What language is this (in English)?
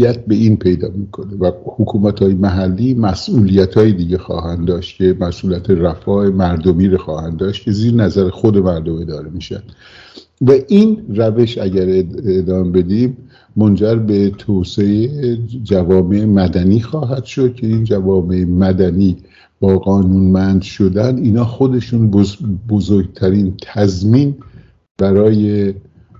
Persian